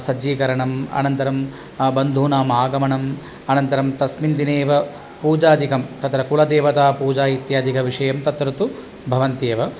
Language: Sanskrit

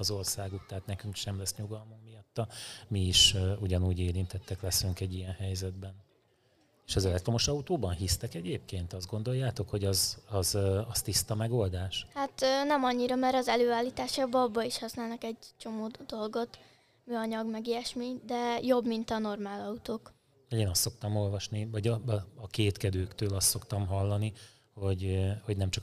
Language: Hungarian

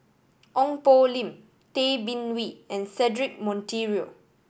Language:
English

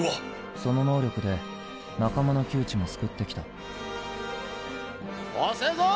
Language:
Japanese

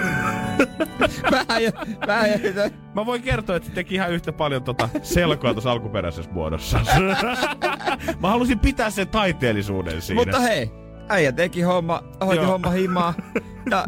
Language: Finnish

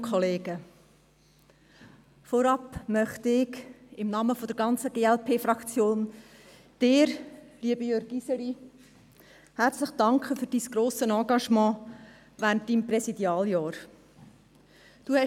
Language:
Swiss German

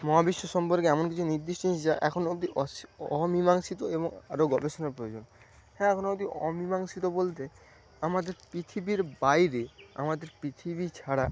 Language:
Bangla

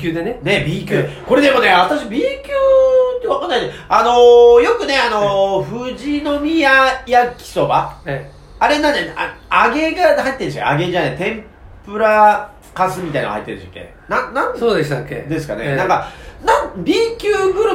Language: Japanese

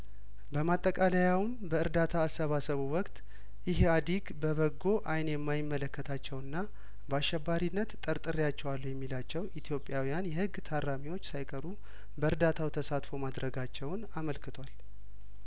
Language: Amharic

